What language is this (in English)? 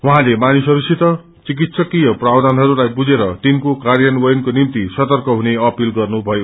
Nepali